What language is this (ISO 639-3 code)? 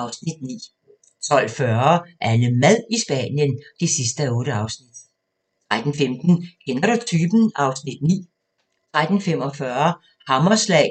dan